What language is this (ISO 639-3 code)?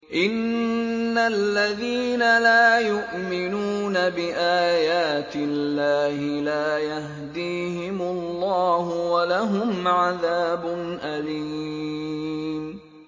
ara